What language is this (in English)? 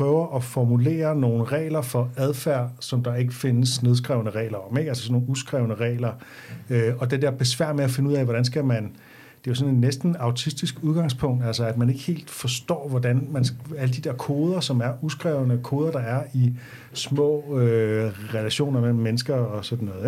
Danish